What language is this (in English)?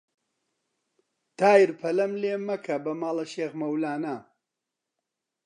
Central Kurdish